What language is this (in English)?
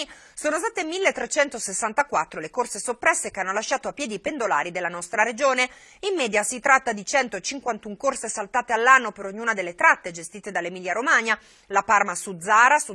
Italian